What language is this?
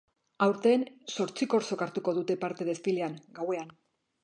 Basque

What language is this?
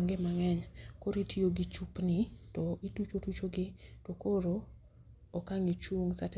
Luo (Kenya and Tanzania)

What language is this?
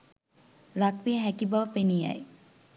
Sinhala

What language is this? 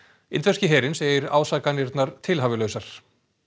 Icelandic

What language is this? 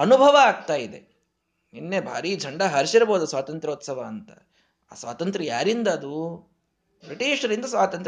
Kannada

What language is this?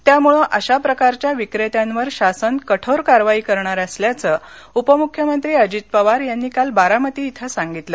Marathi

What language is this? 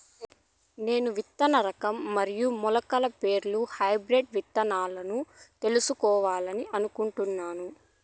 Telugu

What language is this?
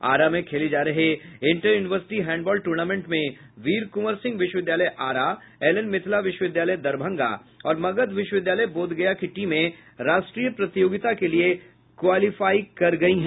Hindi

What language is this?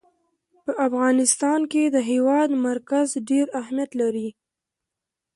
Pashto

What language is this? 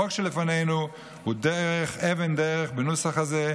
Hebrew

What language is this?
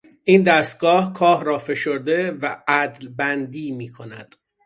Persian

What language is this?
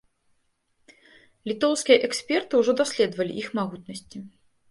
Belarusian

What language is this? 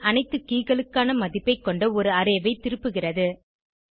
Tamil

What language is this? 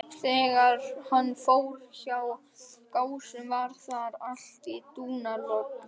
Icelandic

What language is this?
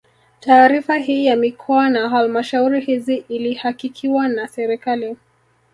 Swahili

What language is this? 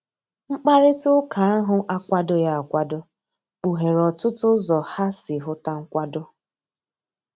Igbo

